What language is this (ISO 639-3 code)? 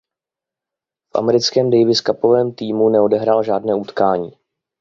ces